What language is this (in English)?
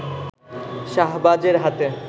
Bangla